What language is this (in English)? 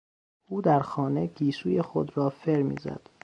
Persian